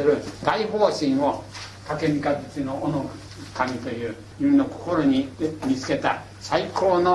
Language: Japanese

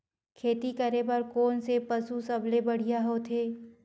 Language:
Chhattisgarhi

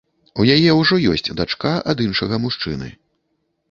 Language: Belarusian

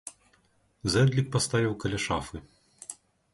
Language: Belarusian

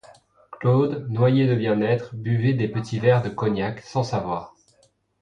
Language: French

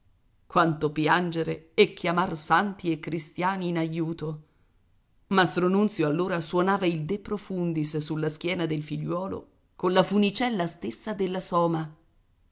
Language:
Italian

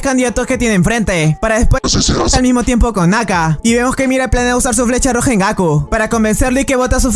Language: Spanish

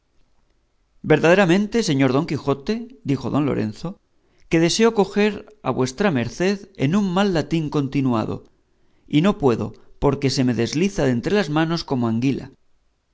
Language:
Spanish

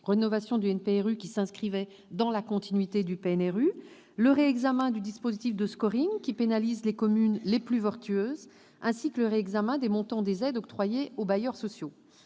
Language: French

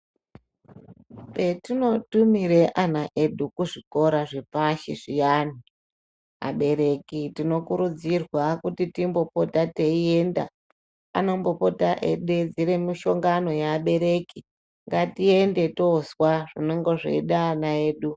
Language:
Ndau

